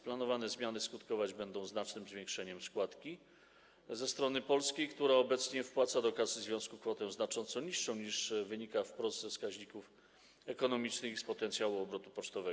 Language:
Polish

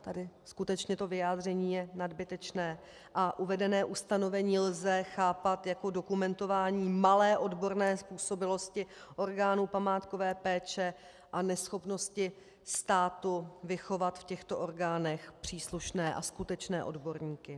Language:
Czech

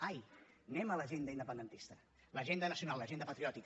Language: Catalan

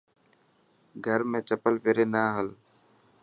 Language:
Dhatki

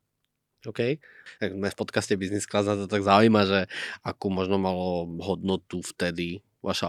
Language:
Slovak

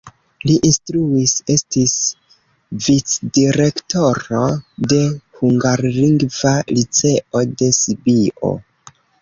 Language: Esperanto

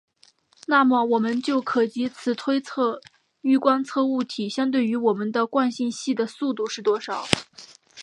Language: Chinese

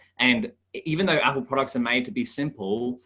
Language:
English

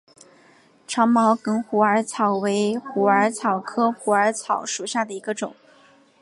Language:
Chinese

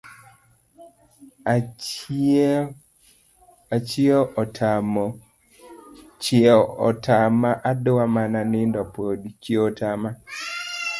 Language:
Luo (Kenya and Tanzania)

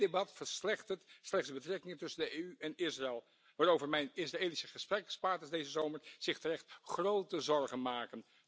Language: Dutch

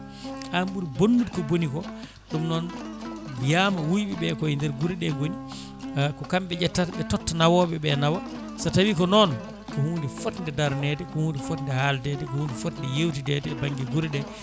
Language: Fula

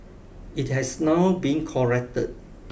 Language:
English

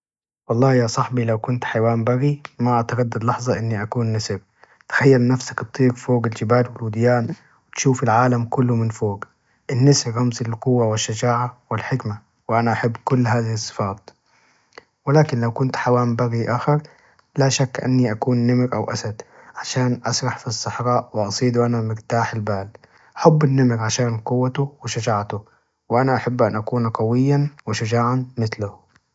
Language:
Najdi Arabic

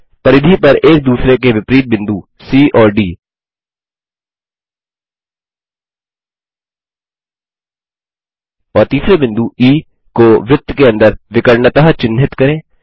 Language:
Hindi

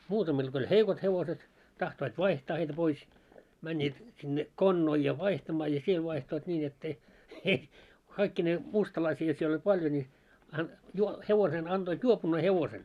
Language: Finnish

